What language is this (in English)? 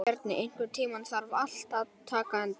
Icelandic